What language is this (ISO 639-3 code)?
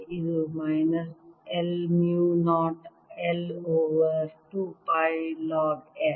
kan